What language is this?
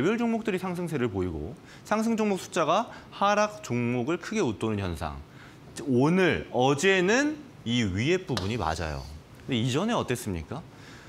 Korean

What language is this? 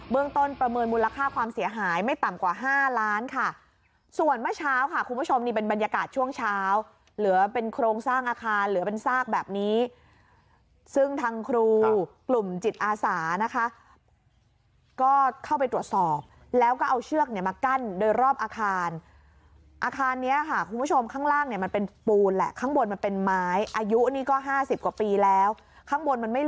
Thai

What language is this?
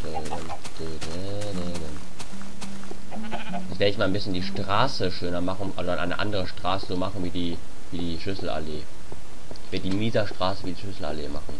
German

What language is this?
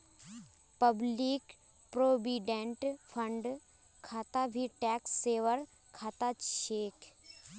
Magahi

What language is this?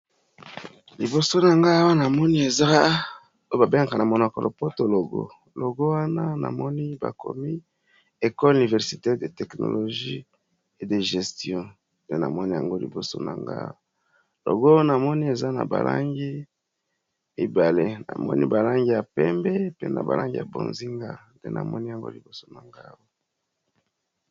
Lingala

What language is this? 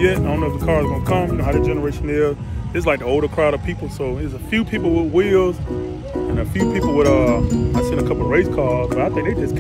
English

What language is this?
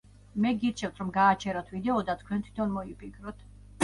Georgian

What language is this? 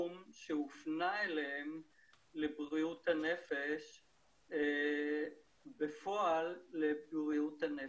Hebrew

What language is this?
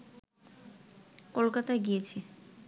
Bangla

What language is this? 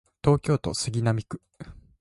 Japanese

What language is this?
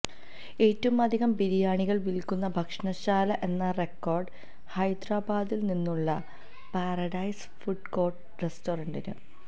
Malayalam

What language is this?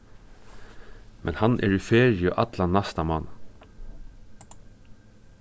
Faroese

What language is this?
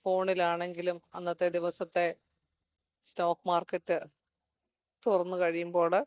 Malayalam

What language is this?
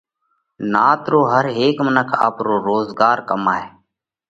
Parkari Koli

